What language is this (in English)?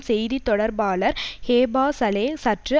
Tamil